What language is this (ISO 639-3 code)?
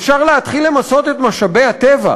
heb